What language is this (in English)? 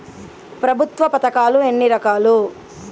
Telugu